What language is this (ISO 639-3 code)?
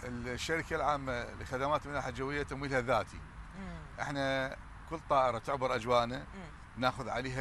ara